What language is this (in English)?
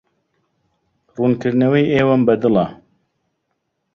Central Kurdish